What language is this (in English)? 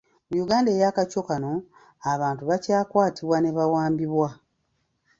Ganda